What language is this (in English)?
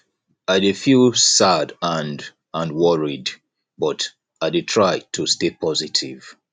Nigerian Pidgin